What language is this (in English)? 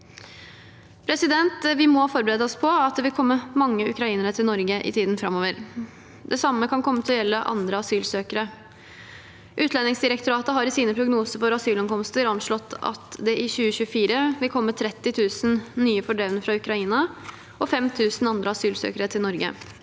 Norwegian